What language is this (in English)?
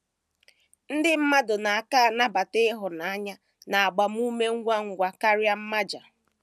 Igbo